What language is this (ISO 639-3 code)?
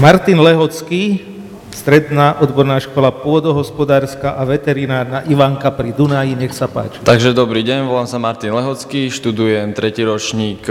slk